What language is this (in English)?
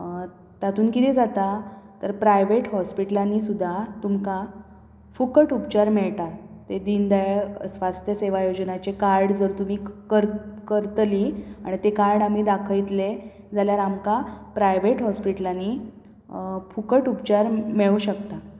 Konkani